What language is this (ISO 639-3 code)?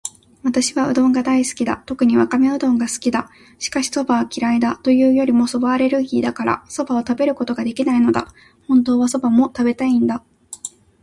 jpn